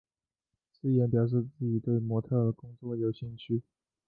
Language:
Chinese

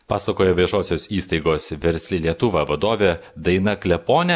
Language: Lithuanian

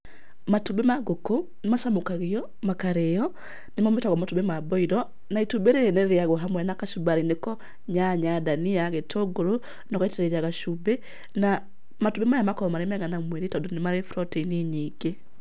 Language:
Kikuyu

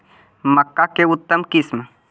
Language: Magahi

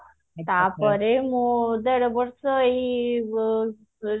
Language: Odia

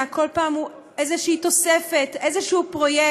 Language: Hebrew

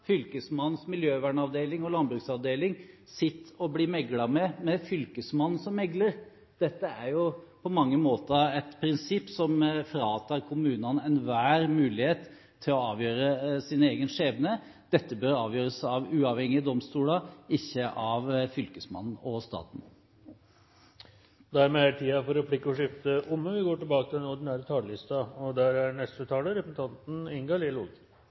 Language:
Norwegian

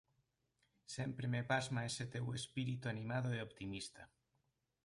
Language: Galician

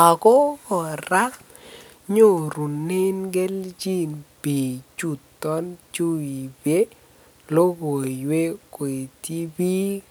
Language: Kalenjin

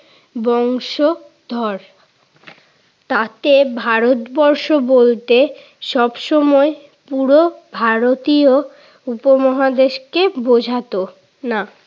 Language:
Bangla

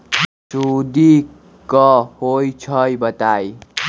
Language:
Magahi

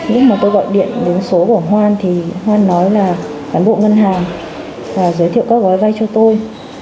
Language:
Vietnamese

